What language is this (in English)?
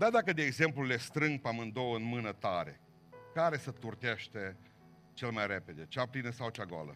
Romanian